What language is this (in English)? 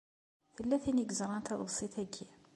Kabyle